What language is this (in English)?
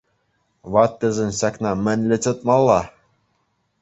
Chuvash